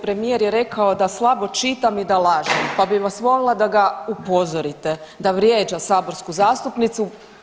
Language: Croatian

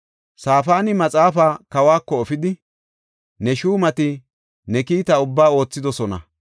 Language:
Gofa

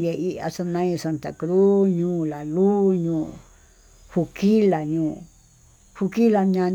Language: Tututepec Mixtec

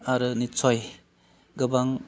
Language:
Bodo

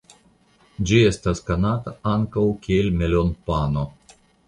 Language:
Esperanto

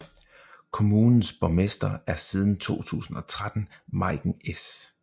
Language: Danish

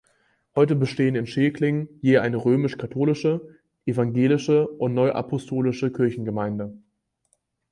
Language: German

